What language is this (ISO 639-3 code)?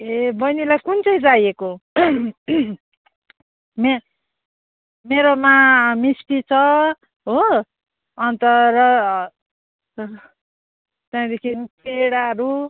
nep